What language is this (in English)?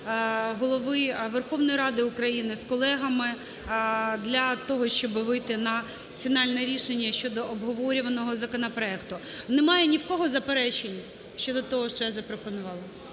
Ukrainian